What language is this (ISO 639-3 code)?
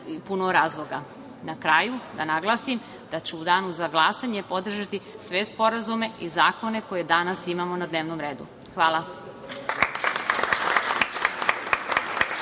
srp